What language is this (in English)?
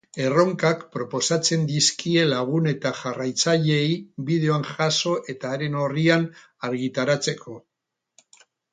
Basque